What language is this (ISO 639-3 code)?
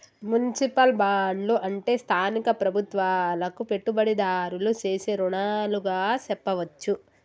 tel